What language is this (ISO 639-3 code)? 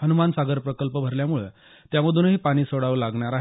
mar